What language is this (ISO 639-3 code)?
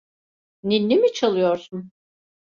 tur